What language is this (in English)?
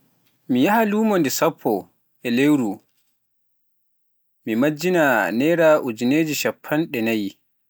Pular